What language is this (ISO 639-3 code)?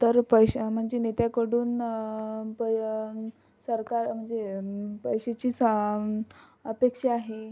mar